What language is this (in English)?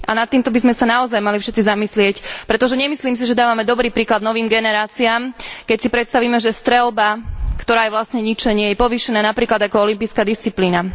Slovak